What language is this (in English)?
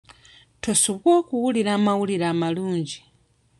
Ganda